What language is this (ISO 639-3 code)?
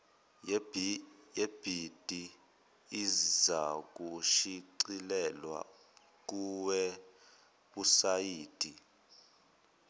zul